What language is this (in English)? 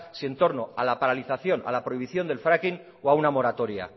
Spanish